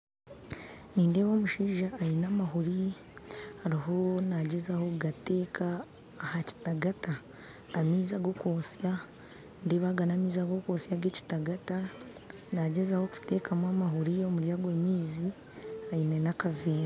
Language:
Nyankole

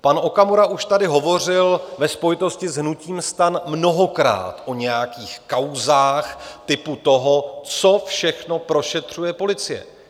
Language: Czech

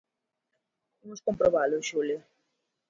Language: Galician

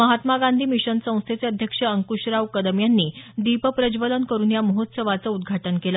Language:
Marathi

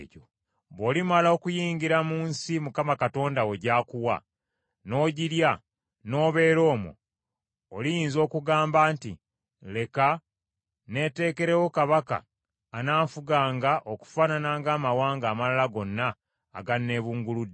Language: Ganda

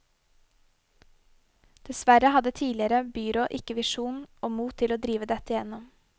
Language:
Norwegian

